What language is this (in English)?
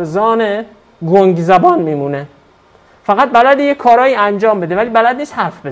Persian